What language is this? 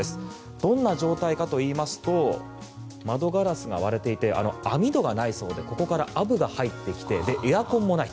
Japanese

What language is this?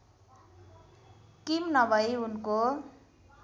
Nepali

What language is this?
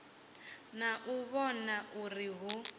Venda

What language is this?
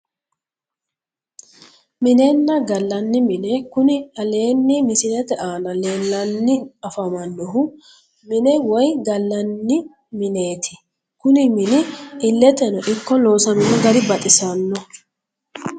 Sidamo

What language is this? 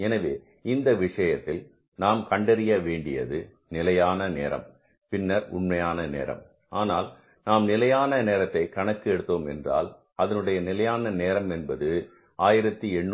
Tamil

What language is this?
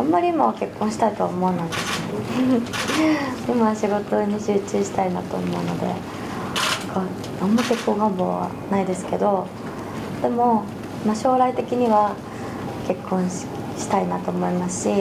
Japanese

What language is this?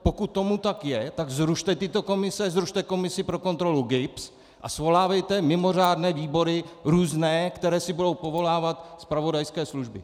Czech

